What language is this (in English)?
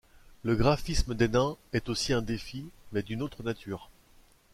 French